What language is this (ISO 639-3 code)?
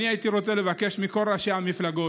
heb